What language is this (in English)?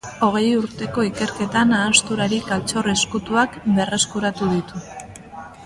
Basque